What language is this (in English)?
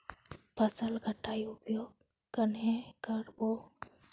Magahi